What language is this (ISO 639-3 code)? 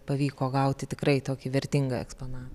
lit